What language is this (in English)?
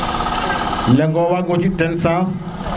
Serer